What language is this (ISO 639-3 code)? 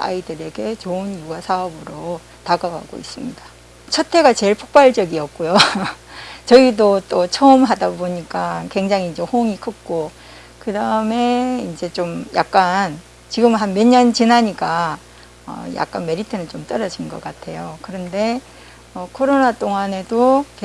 kor